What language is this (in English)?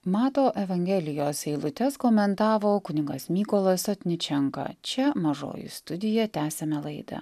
Lithuanian